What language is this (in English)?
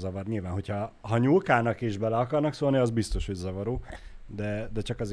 Hungarian